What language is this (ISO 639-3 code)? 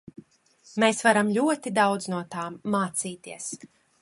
lav